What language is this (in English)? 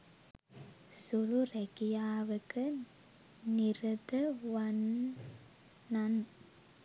Sinhala